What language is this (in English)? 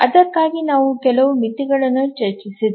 Kannada